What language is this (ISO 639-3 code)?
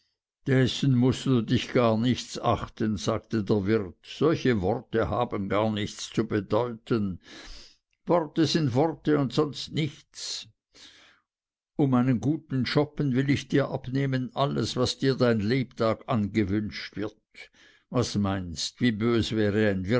deu